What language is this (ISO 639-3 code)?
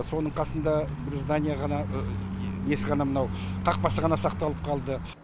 kaz